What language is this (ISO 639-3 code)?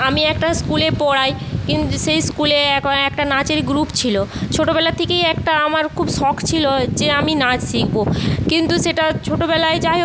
ben